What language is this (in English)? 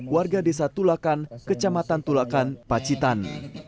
Indonesian